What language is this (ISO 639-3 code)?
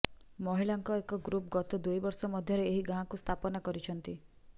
ori